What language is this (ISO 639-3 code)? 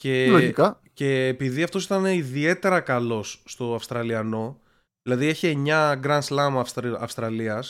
ell